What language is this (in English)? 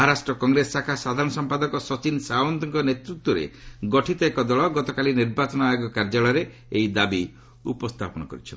Odia